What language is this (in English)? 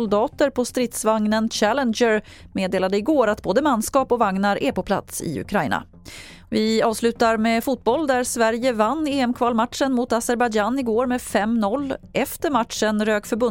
Swedish